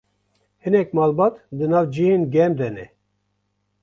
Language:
Kurdish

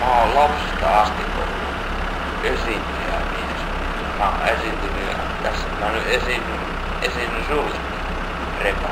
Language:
Finnish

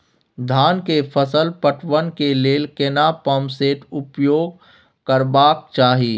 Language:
Maithili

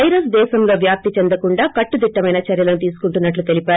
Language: Telugu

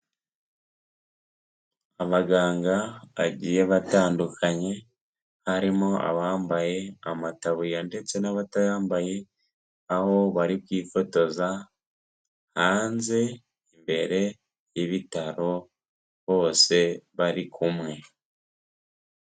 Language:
Kinyarwanda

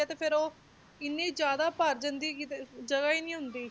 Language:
Punjabi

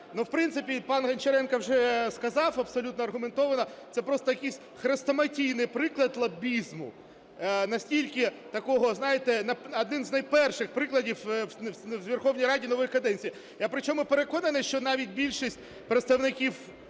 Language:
Ukrainian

